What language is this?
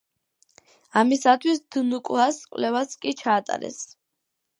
Georgian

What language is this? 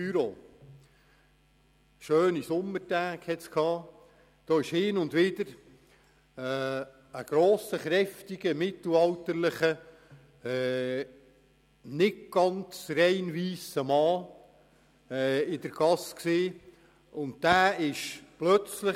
Swiss German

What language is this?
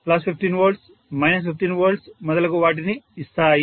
Telugu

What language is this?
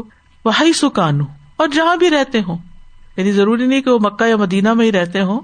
Urdu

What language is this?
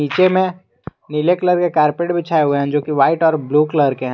Hindi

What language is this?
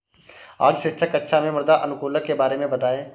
Hindi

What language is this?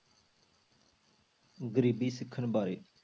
Punjabi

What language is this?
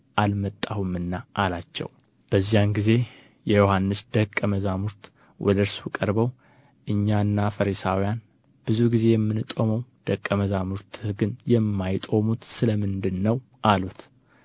Amharic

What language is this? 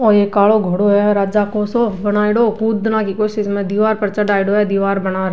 Rajasthani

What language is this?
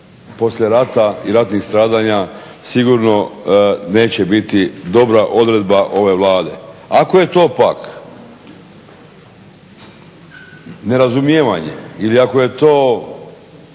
Croatian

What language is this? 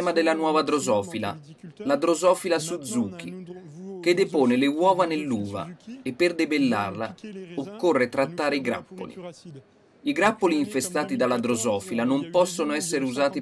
Italian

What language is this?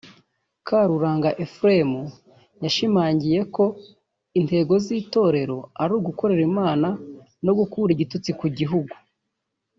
Kinyarwanda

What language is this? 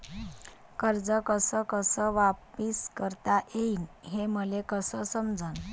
Marathi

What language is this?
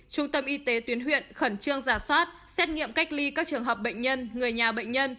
Vietnamese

